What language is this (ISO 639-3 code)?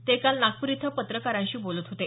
mar